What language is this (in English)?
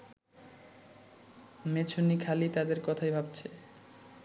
Bangla